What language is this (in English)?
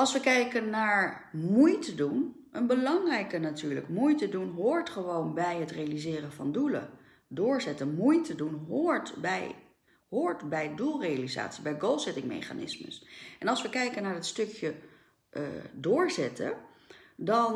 Dutch